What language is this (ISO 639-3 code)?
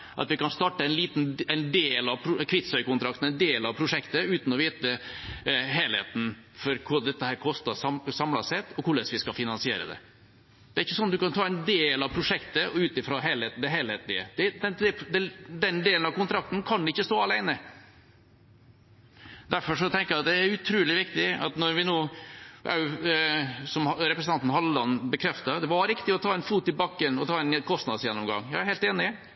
nob